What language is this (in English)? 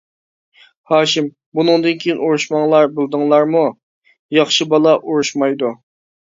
Uyghur